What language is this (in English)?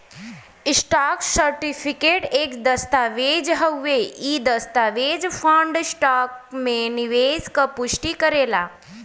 Bhojpuri